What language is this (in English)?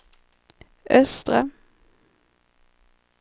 Swedish